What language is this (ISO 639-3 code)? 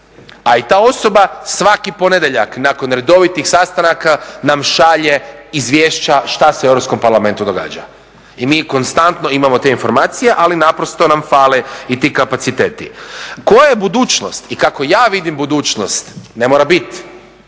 hrv